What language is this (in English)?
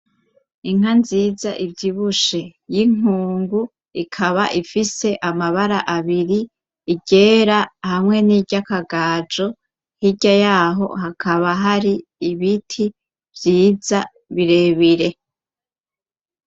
Rundi